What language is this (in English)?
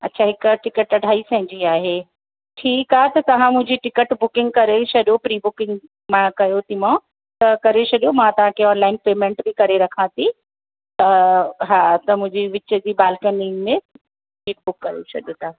Sindhi